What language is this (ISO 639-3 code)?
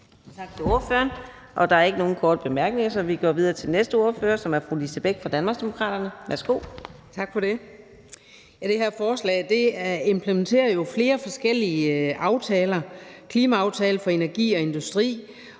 dan